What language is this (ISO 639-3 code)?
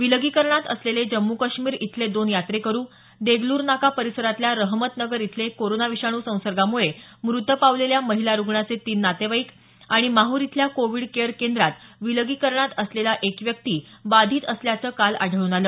mar